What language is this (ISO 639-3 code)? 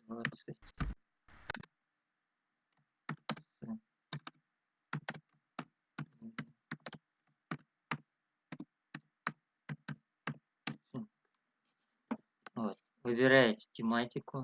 rus